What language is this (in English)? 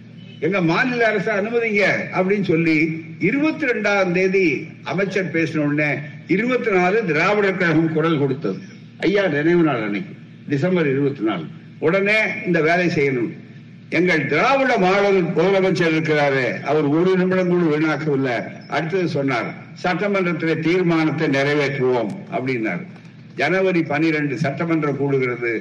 Tamil